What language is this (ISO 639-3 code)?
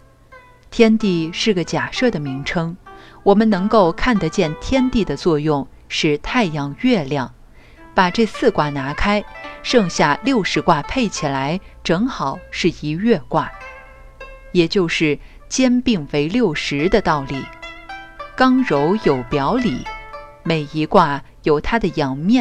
zho